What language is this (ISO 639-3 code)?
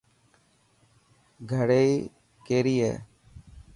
mki